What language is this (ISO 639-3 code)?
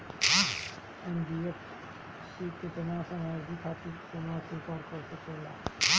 bho